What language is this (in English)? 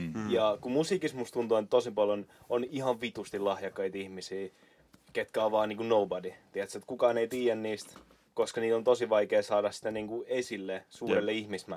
Finnish